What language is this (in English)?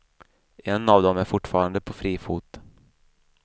Swedish